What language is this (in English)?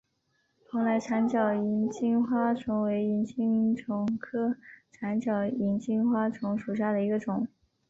Chinese